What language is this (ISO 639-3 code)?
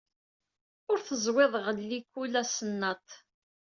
kab